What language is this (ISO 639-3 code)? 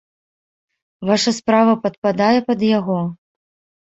bel